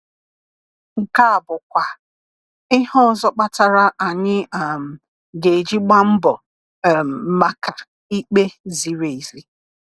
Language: Igbo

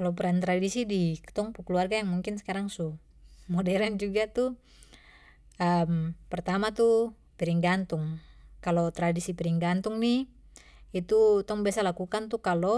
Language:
Papuan Malay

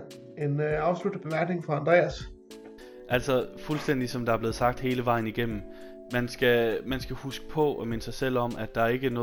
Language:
Danish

